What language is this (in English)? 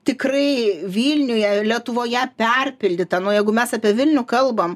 Lithuanian